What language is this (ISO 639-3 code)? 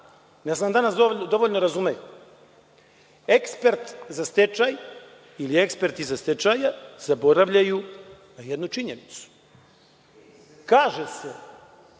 srp